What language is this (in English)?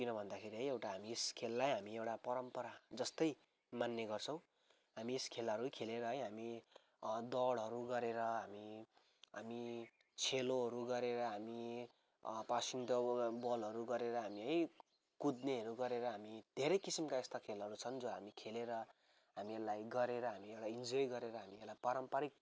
Nepali